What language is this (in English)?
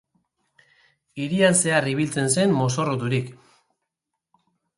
Basque